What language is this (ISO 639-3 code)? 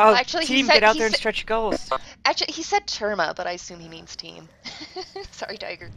eng